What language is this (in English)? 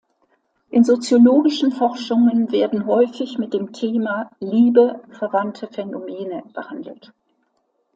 German